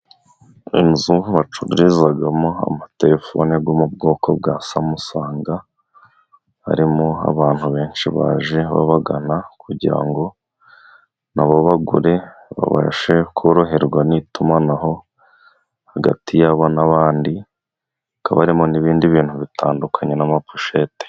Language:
Kinyarwanda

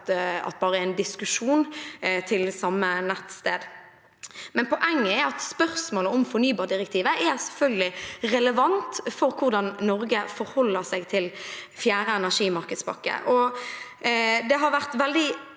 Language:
Norwegian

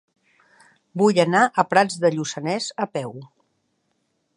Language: Catalan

